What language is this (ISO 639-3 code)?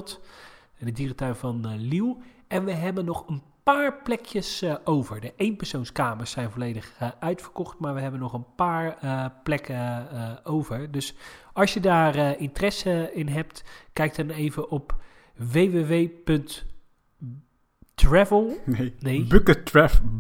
nld